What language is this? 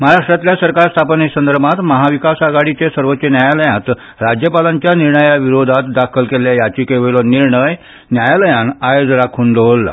Konkani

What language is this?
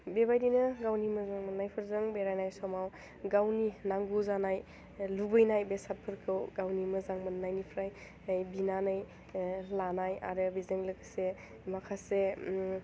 Bodo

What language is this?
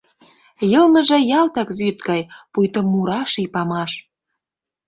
Mari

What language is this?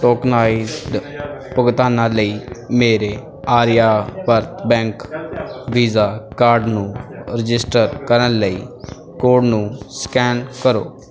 Punjabi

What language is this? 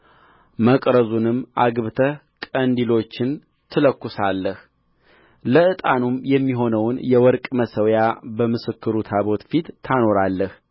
Amharic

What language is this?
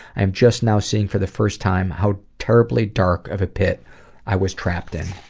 English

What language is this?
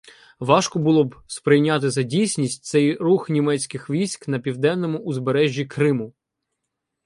Ukrainian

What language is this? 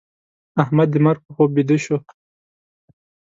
Pashto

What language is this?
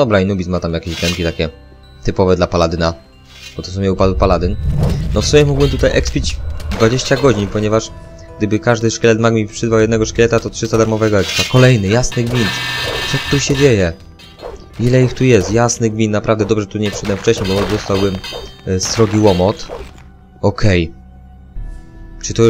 Polish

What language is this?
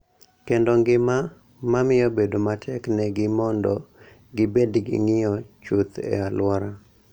Luo (Kenya and Tanzania)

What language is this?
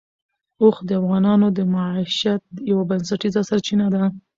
Pashto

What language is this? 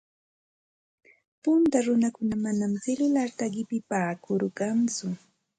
Santa Ana de Tusi Pasco Quechua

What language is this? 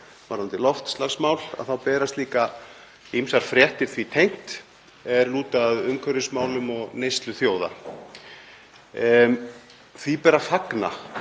Icelandic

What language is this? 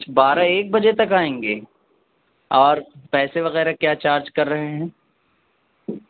Urdu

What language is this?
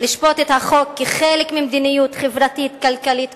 Hebrew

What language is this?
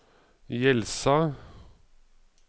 Norwegian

